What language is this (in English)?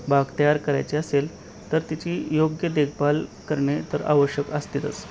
Marathi